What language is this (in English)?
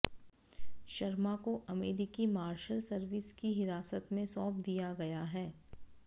Hindi